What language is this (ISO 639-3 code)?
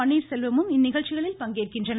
tam